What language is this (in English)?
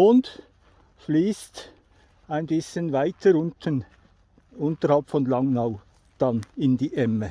German